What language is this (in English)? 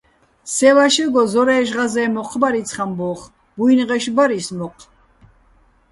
Bats